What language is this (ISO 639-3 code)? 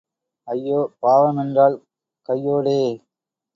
tam